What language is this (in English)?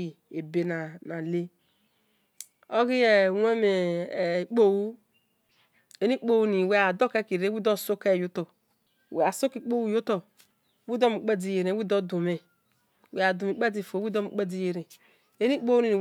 Esan